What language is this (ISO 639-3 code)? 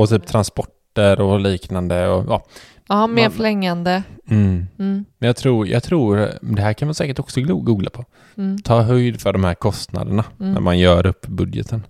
swe